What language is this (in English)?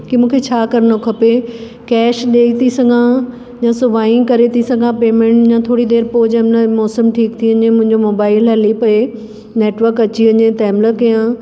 Sindhi